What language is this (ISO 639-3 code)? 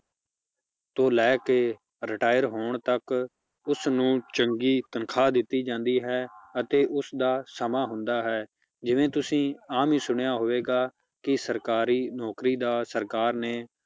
pan